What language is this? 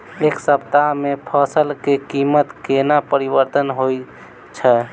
Maithili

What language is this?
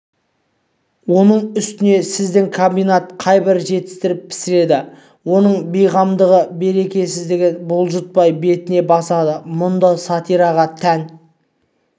Kazakh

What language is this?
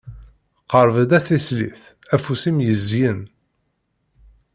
Kabyle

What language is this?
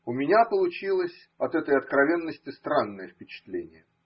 Russian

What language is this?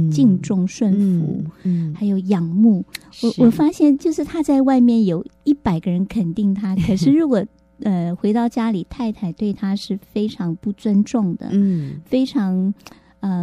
Chinese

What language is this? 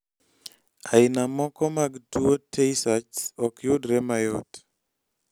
Luo (Kenya and Tanzania)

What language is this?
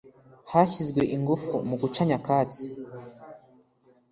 Kinyarwanda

